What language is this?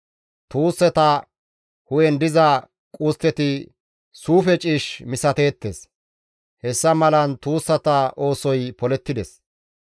Gamo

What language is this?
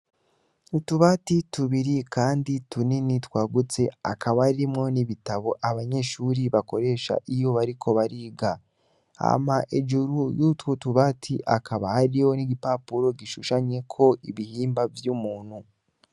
Rundi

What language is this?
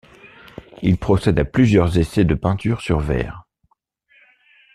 French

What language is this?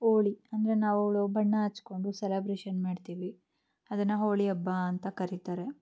Kannada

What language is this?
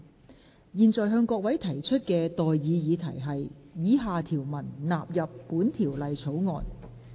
Cantonese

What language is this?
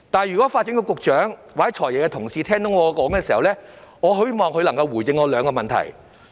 Cantonese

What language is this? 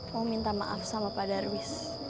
Indonesian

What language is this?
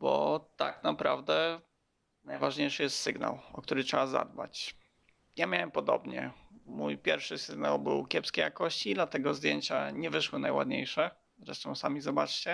Polish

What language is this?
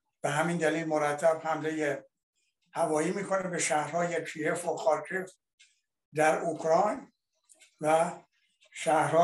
Persian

